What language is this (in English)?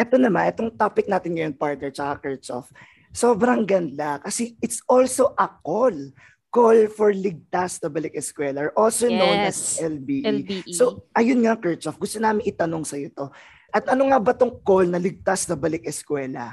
Filipino